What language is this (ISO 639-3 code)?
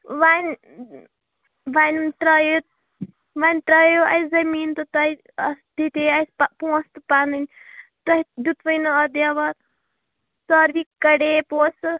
kas